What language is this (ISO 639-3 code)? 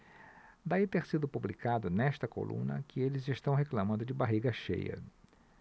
por